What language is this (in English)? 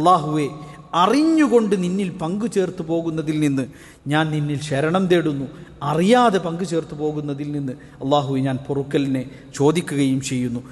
Arabic